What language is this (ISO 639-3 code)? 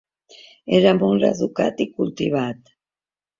cat